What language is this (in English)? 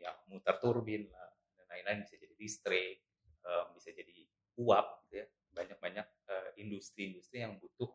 Indonesian